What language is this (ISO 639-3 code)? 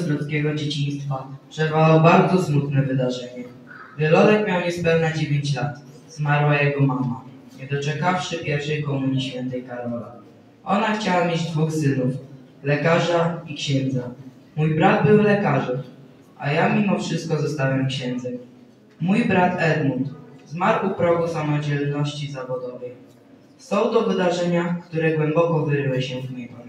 pol